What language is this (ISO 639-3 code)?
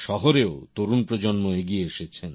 ben